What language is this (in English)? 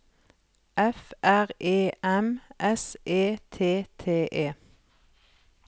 Norwegian